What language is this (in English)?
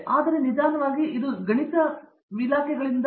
Kannada